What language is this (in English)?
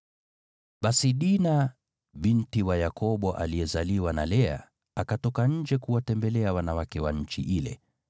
Swahili